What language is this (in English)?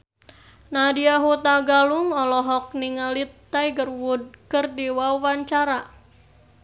Sundanese